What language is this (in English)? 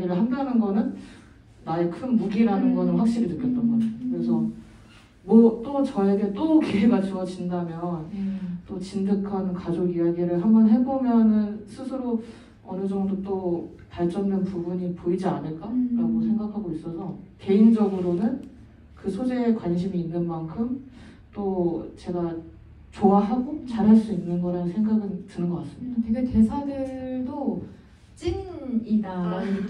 Korean